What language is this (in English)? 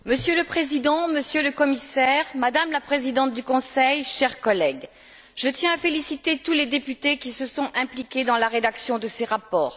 French